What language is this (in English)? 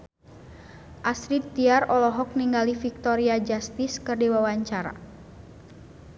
Sundanese